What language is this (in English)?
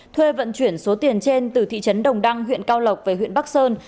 Vietnamese